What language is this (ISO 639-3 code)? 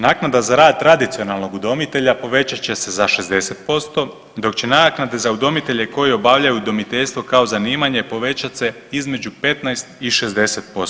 hrv